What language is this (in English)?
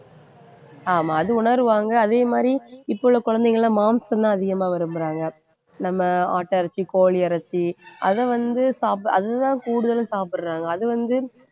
Tamil